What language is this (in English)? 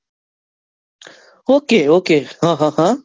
Gujarati